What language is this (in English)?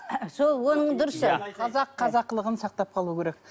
Kazakh